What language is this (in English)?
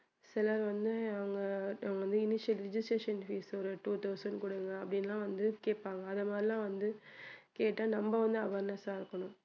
Tamil